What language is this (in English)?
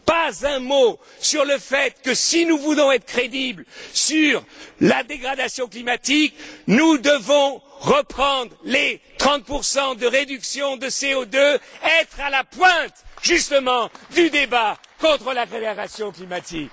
French